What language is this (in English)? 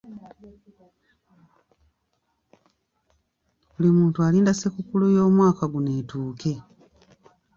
Ganda